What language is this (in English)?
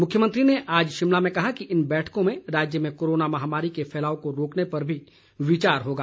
Hindi